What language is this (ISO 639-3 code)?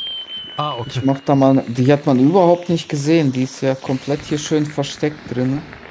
deu